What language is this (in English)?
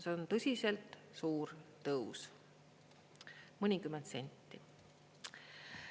Estonian